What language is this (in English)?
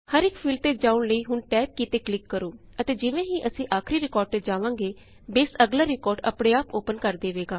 Punjabi